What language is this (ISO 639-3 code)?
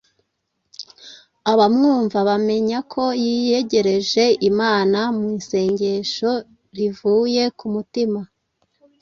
kin